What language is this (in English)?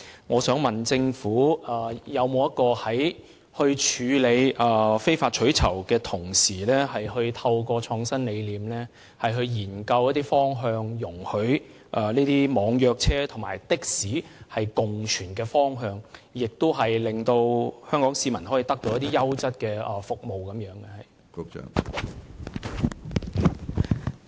Cantonese